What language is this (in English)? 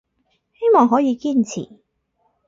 Cantonese